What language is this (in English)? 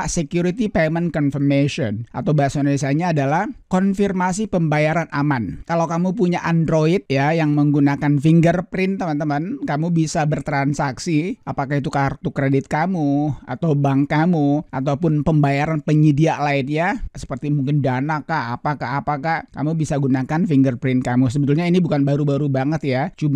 Indonesian